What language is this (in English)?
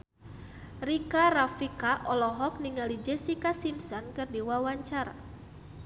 Sundanese